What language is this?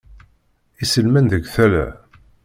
Kabyle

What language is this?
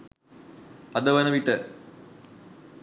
Sinhala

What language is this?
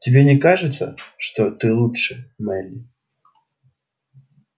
Russian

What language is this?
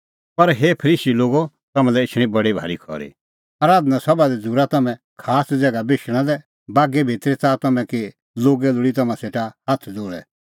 Kullu Pahari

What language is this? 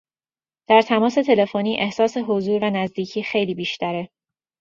Persian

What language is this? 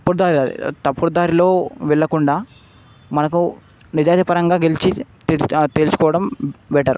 Telugu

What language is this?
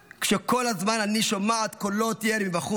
Hebrew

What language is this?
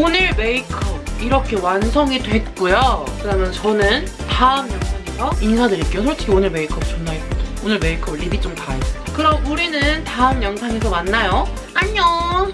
Korean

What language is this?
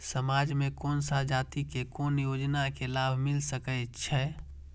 Maithili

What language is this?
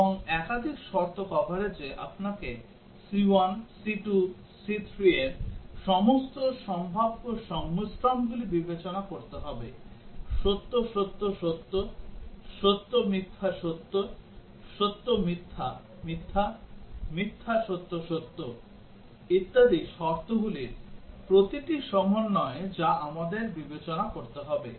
Bangla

